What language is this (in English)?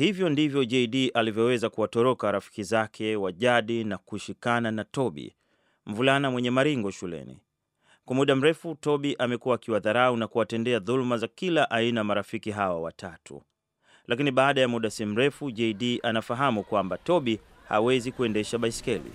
Swahili